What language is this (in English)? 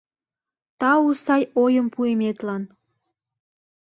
Mari